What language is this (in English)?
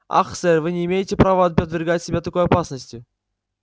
Russian